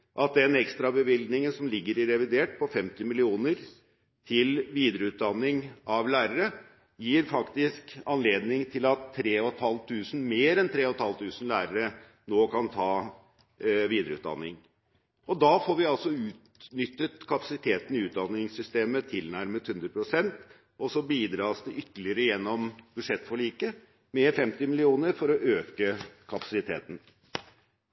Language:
Norwegian Bokmål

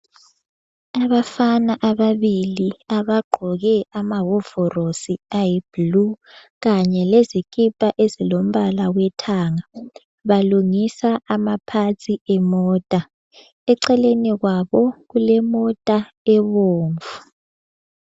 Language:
North Ndebele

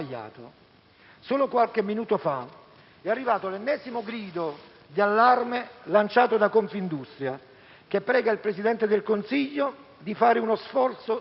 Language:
Italian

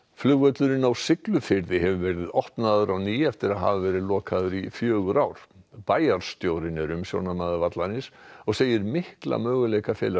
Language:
Icelandic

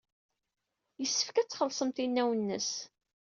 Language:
Kabyle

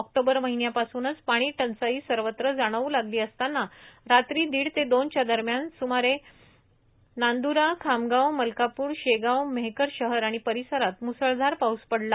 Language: Marathi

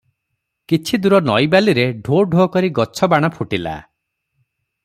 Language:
Odia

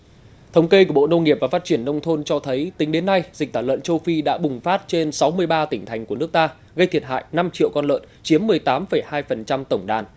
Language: Vietnamese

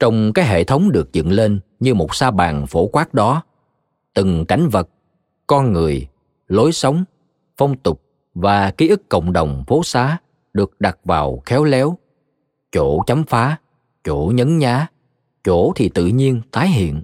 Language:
Vietnamese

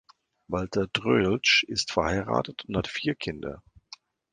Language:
German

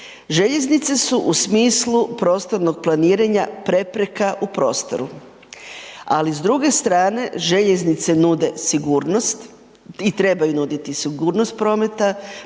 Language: Croatian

